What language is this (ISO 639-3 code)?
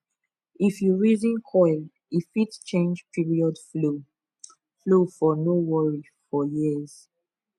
pcm